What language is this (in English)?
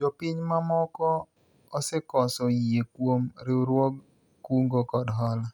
Luo (Kenya and Tanzania)